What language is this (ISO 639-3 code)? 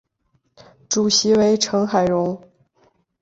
zho